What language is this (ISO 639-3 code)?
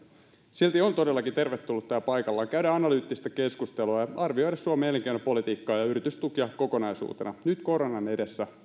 fin